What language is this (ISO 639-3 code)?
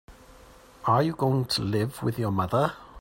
eng